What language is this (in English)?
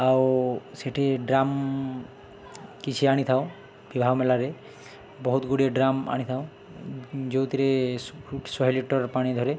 Odia